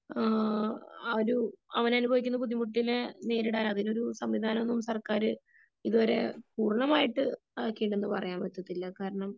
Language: Malayalam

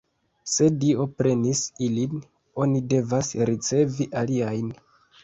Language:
Esperanto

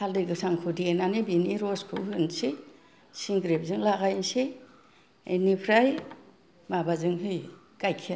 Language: Bodo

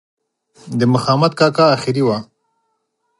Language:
Pashto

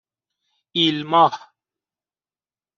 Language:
Persian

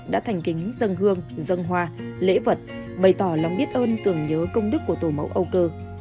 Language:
Vietnamese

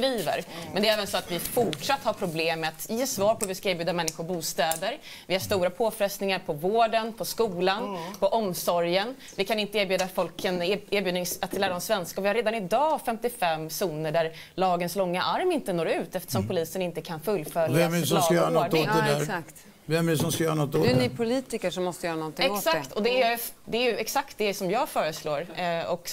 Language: Swedish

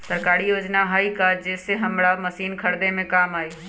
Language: Magahi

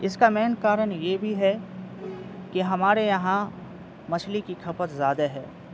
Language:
Urdu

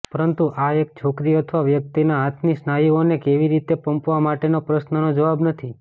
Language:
Gujarati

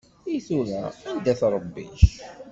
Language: Kabyle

